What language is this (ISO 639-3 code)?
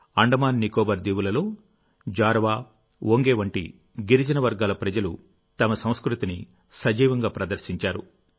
tel